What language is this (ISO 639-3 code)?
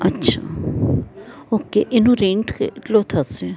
guj